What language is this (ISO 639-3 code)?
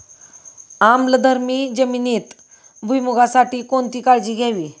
mar